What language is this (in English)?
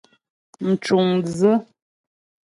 Ghomala